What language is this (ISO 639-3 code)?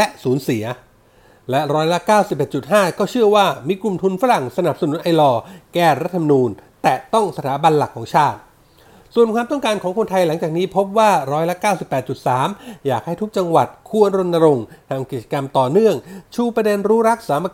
tha